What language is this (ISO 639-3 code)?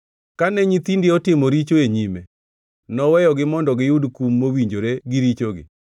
luo